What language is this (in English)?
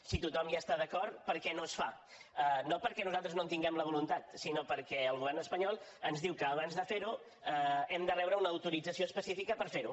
Catalan